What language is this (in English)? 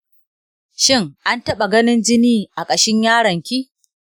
Hausa